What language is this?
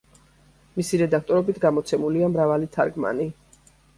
Georgian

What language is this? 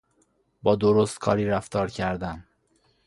Persian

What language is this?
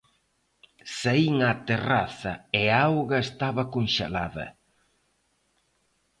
Galician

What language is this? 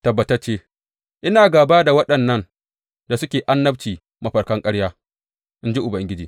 Hausa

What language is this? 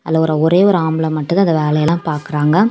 Tamil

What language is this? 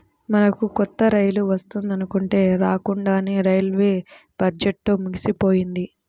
Telugu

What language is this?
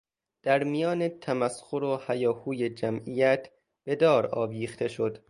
Persian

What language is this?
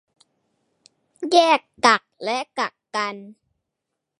Thai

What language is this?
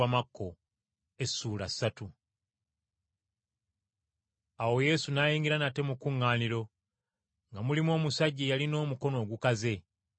Ganda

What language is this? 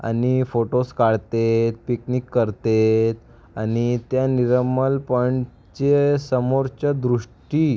Marathi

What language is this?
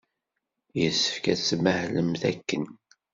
Kabyle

